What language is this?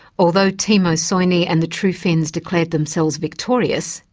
English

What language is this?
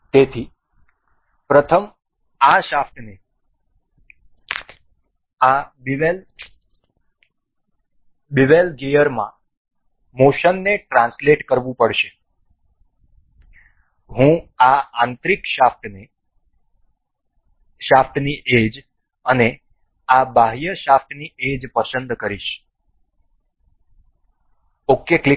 Gujarati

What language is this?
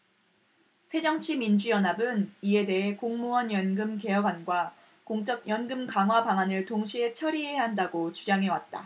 Korean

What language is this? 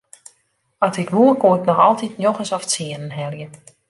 Western Frisian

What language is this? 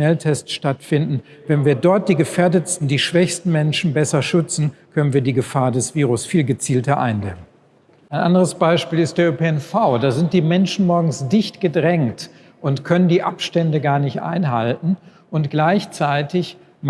German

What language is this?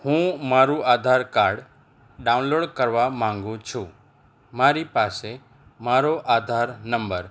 Gujarati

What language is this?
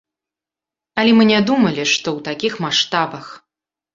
Belarusian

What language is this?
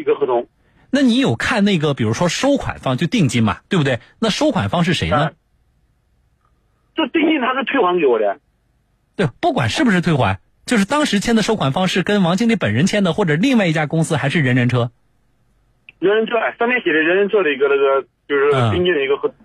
Chinese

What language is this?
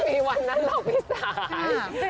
Thai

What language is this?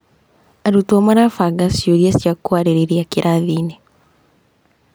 Kikuyu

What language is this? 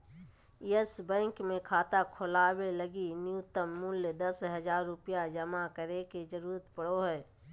Magahi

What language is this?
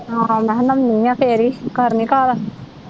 Punjabi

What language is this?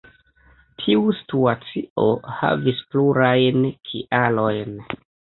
Esperanto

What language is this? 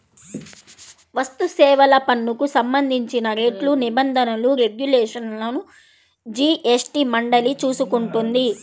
Telugu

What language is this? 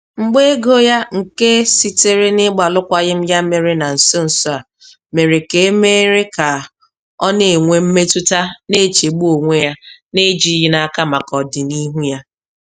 Igbo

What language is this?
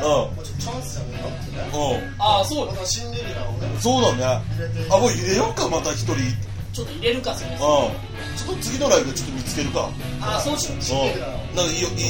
Japanese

